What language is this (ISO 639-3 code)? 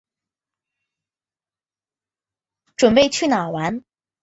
zho